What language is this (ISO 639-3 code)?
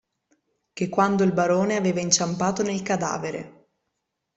ita